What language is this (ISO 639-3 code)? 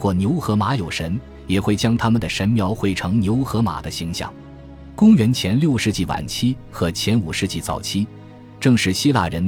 zho